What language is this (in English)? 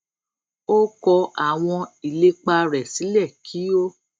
Yoruba